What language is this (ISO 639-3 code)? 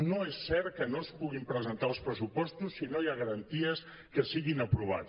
cat